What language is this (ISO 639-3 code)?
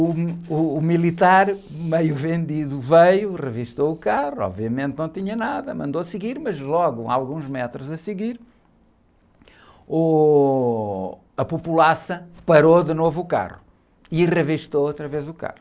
por